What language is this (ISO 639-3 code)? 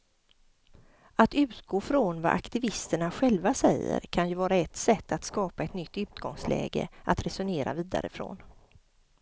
swe